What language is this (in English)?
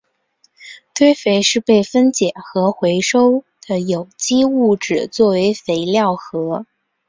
Chinese